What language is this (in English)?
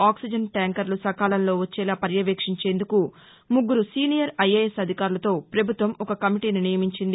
Telugu